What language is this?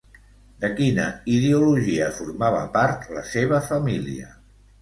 Catalan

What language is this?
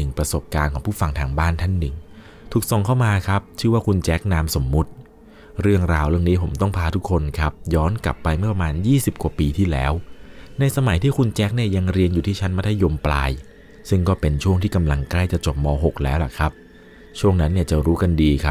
Thai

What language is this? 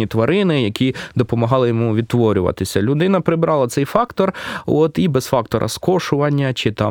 Ukrainian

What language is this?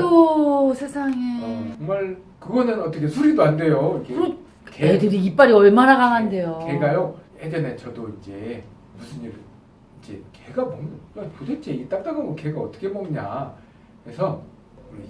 Korean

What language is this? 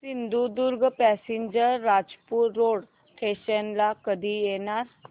Marathi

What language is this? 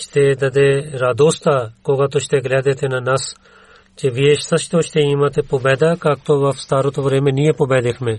Bulgarian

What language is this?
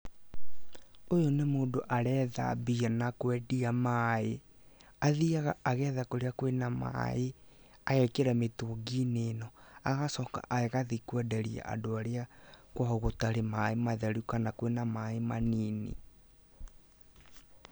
Kikuyu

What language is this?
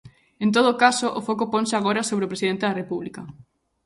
Galician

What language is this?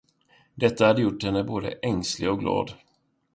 Swedish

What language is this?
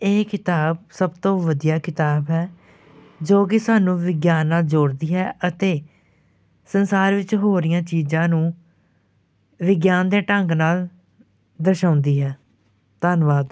Punjabi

